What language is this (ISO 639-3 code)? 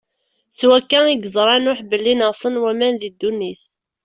kab